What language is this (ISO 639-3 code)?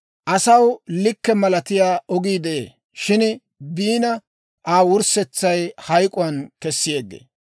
dwr